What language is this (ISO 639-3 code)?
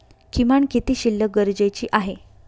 mar